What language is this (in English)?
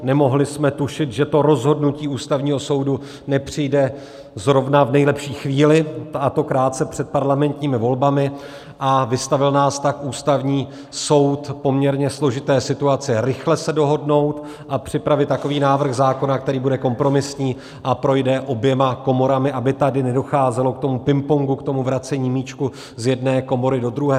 Czech